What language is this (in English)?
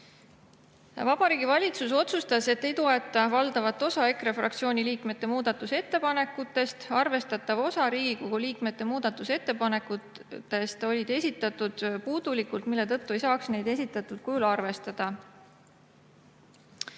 Estonian